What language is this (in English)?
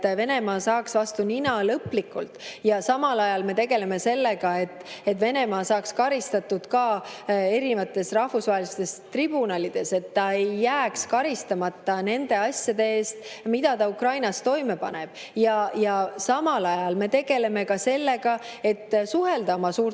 Estonian